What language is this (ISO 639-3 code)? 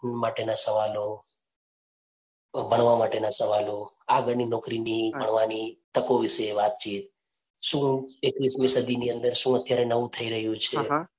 guj